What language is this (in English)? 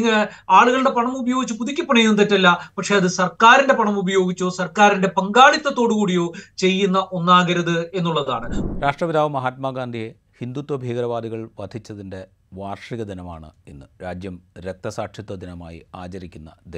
Malayalam